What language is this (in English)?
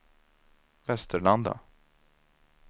Swedish